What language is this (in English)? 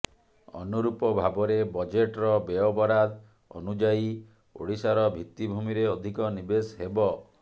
Odia